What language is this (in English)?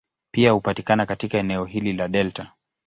Swahili